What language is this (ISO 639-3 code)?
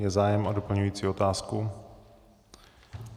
ces